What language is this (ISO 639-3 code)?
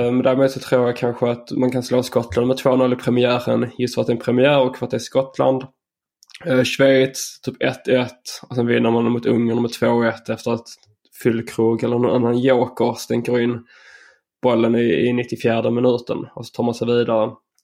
swe